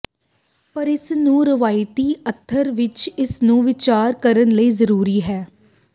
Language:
Punjabi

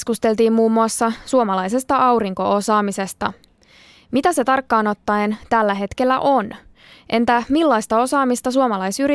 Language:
Finnish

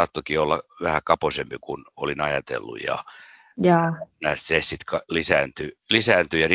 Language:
Finnish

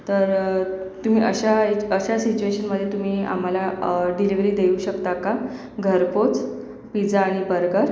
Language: Marathi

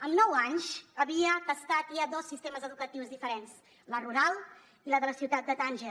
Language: Catalan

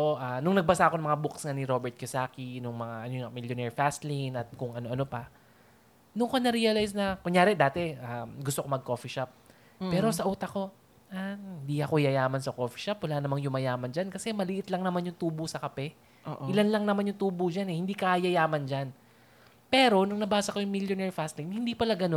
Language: Filipino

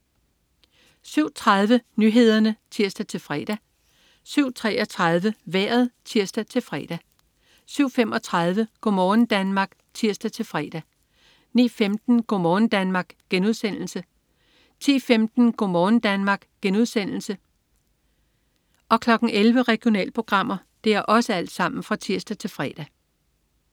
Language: Danish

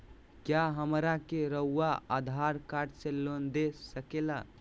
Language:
Magahi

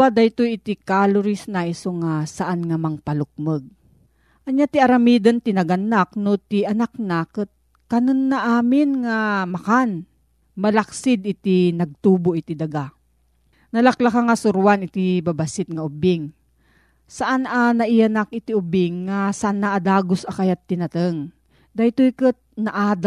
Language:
Filipino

